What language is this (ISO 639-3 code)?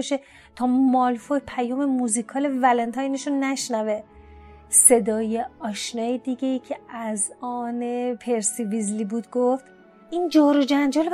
fas